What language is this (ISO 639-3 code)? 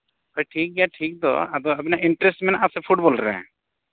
sat